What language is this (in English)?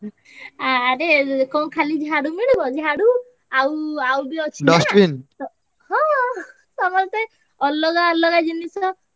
Odia